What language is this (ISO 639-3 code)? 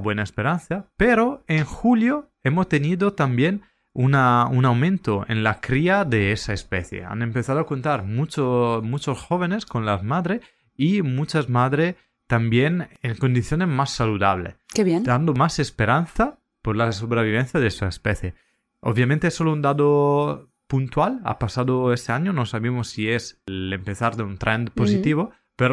spa